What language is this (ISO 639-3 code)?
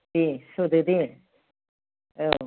brx